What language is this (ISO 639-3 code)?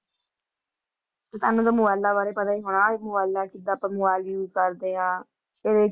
pan